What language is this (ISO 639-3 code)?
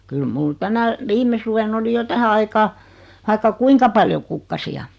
fin